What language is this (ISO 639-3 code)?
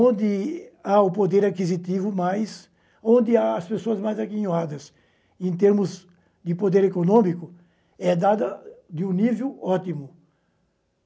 por